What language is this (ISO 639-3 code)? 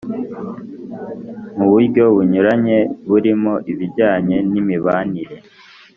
kin